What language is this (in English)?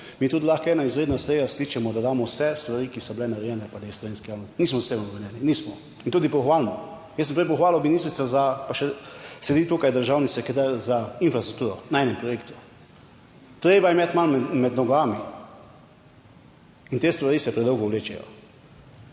Slovenian